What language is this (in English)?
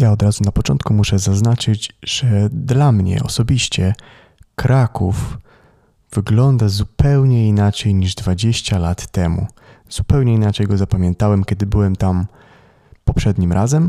Polish